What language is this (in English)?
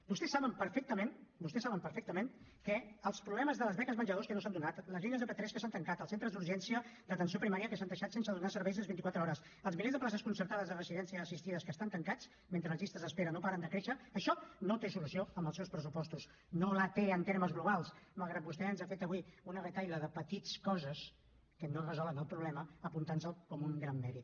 Catalan